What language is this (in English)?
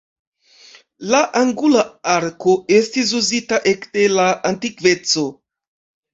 Esperanto